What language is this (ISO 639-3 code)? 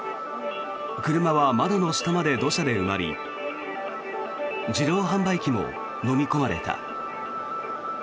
jpn